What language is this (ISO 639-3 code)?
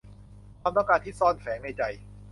tha